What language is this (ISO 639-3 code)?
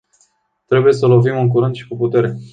ron